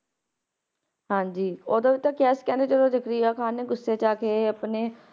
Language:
Punjabi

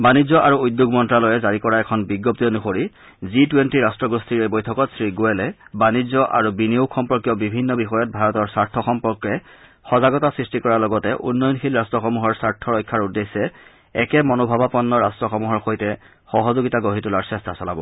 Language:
Assamese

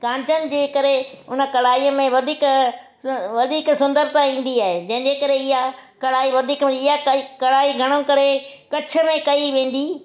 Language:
Sindhi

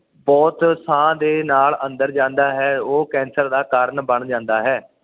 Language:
Punjabi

